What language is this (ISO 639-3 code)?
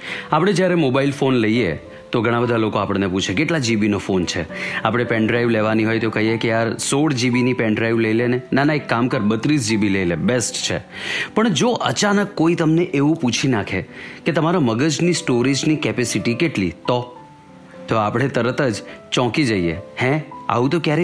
guj